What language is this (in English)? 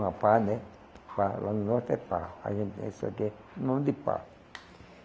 Portuguese